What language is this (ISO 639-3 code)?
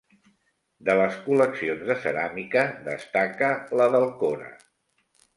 cat